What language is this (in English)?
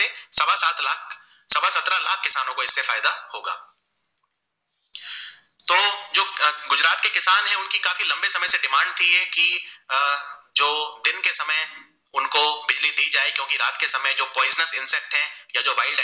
Gujarati